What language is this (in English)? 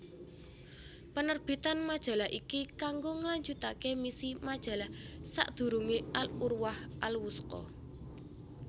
Javanese